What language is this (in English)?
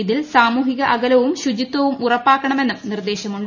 Malayalam